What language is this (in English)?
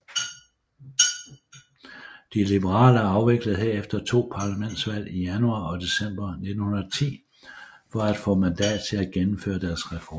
Danish